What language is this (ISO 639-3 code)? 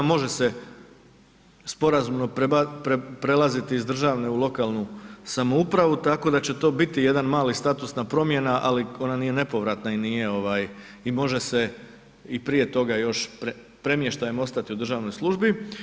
hrv